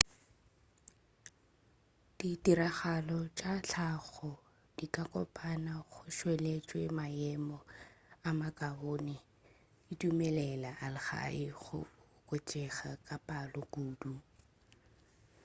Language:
Northern Sotho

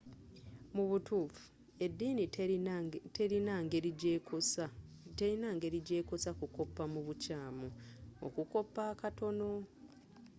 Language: Ganda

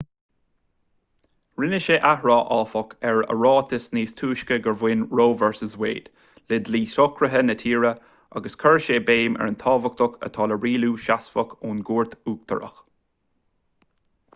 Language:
Irish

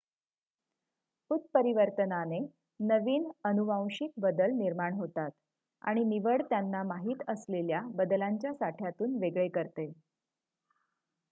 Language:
Marathi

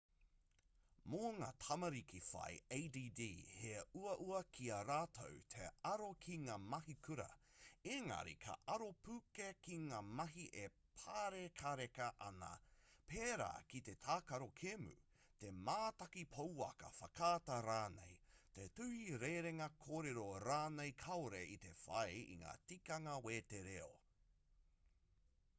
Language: Māori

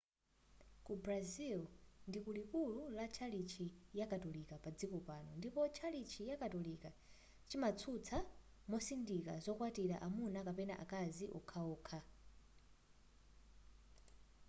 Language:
Nyanja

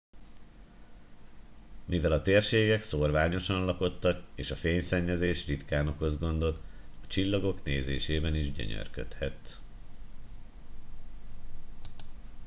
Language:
Hungarian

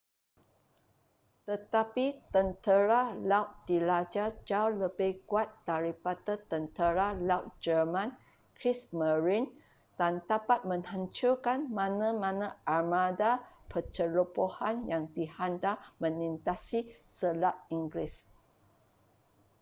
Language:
Malay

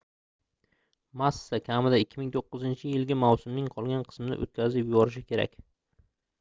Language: Uzbek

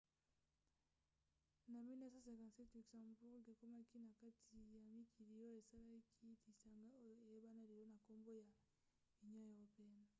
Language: Lingala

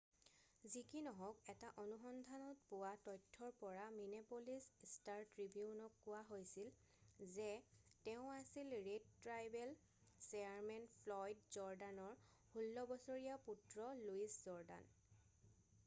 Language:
Assamese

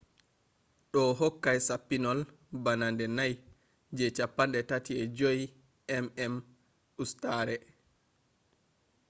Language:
Fula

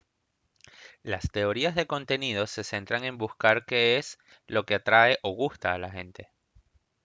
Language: Spanish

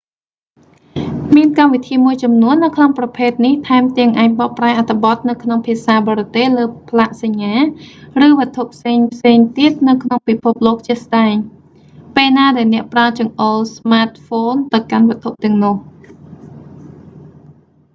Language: Khmer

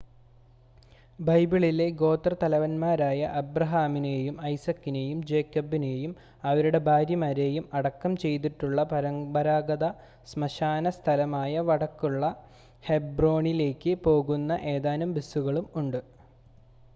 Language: Malayalam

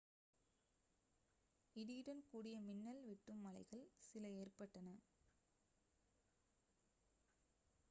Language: Tamil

